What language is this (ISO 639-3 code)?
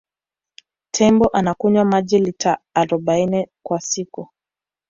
swa